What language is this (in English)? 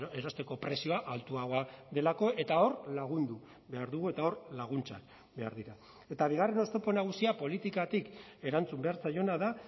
Basque